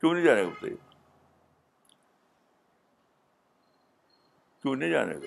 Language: Urdu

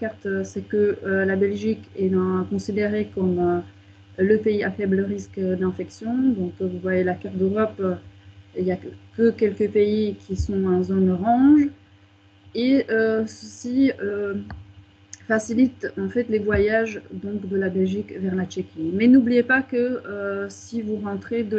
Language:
French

